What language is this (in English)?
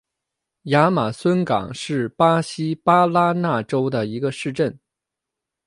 Chinese